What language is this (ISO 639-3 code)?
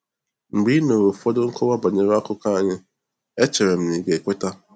ibo